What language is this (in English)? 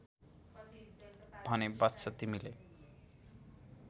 Nepali